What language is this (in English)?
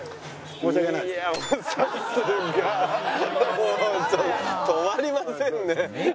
Japanese